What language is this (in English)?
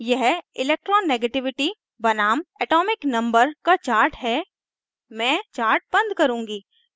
Hindi